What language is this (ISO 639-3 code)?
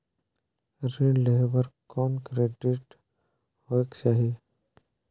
hne